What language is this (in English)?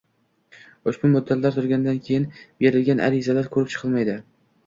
Uzbek